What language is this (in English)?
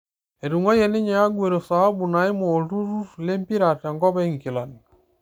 Masai